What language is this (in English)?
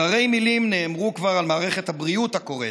Hebrew